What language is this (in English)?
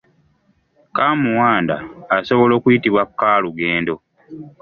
Ganda